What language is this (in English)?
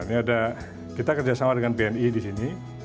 Indonesian